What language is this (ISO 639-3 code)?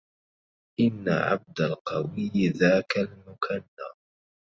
ara